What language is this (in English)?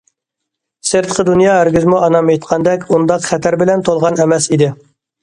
Uyghur